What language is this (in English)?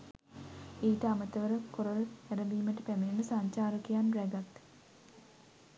Sinhala